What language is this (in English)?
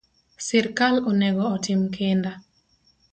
Luo (Kenya and Tanzania)